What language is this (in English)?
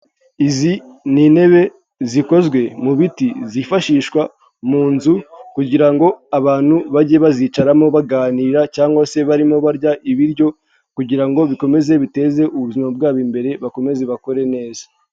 Kinyarwanda